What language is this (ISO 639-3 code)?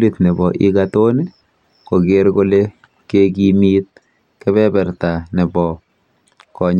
kln